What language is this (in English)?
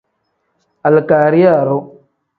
Tem